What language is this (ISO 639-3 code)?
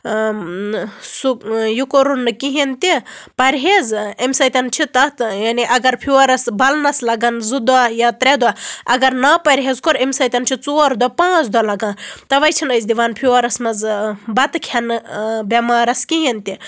kas